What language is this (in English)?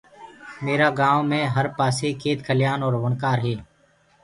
Gurgula